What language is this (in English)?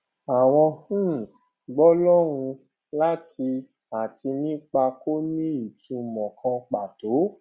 Yoruba